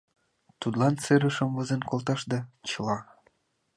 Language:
Mari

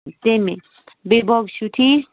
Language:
Kashmiri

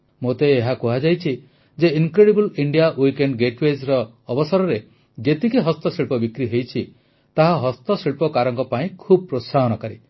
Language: Odia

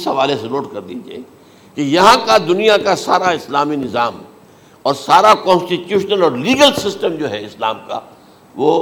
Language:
Urdu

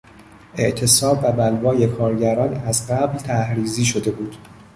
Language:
Persian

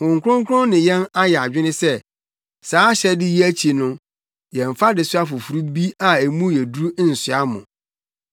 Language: Akan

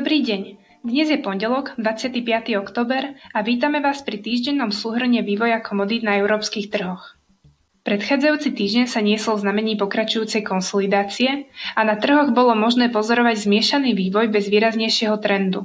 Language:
Slovak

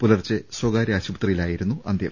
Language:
Malayalam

